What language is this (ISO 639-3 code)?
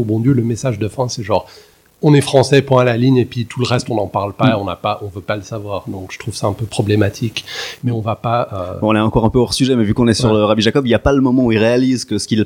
fra